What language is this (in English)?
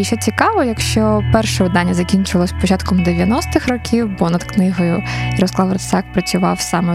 Ukrainian